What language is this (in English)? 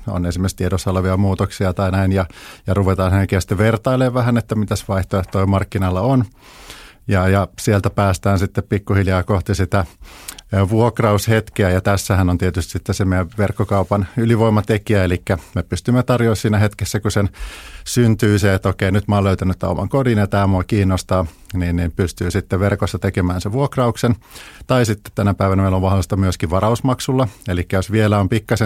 Finnish